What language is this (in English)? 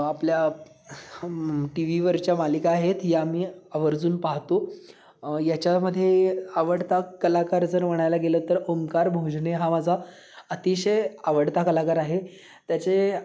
Marathi